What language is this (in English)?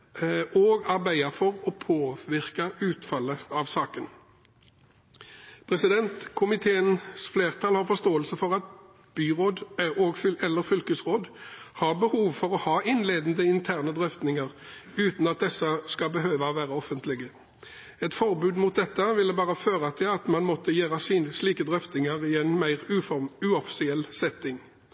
Norwegian Bokmål